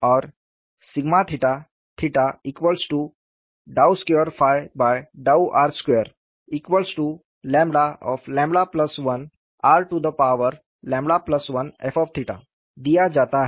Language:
Hindi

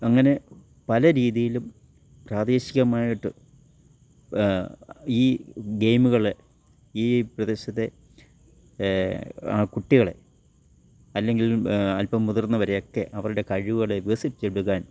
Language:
Malayalam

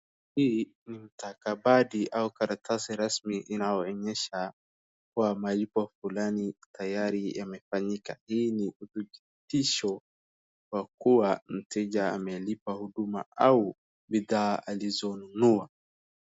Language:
Swahili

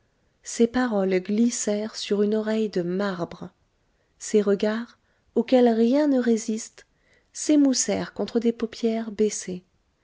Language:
French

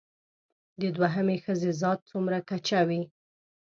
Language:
Pashto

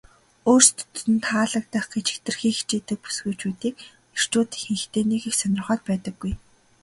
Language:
Mongolian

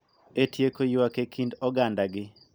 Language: Luo (Kenya and Tanzania)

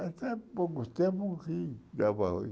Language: Portuguese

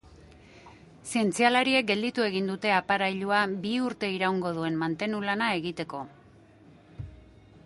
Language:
Basque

